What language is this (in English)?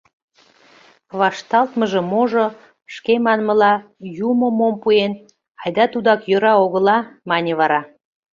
Mari